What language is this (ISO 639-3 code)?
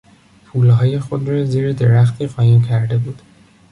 fas